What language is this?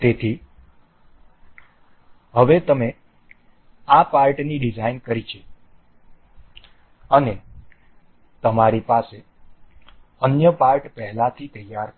Gujarati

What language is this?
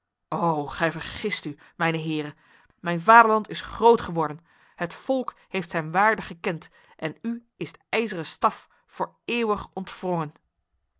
Dutch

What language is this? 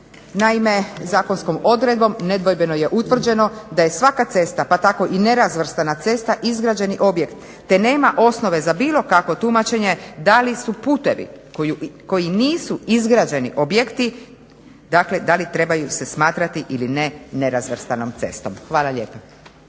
Croatian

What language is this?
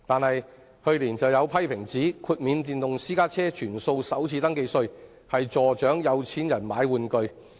Cantonese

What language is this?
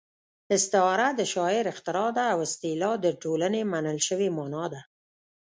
Pashto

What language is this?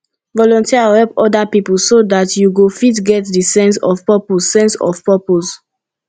Nigerian Pidgin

